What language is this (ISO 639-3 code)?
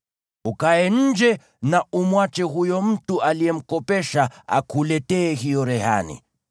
swa